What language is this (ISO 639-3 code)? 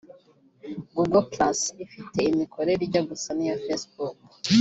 kin